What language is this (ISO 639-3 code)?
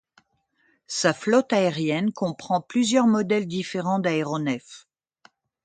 fra